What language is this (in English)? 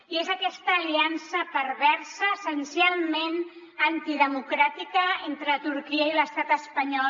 Catalan